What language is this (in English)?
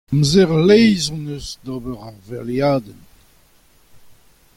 Breton